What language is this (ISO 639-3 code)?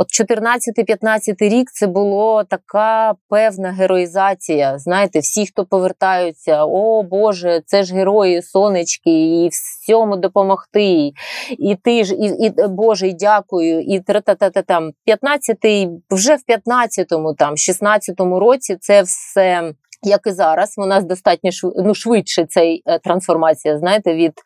ukr